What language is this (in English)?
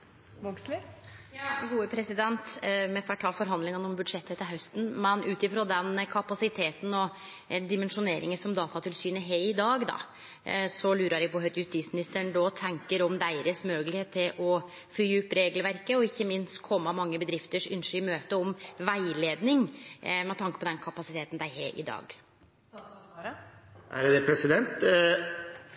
Norwegian Nynorsk